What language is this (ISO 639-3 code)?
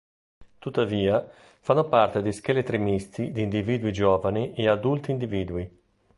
ita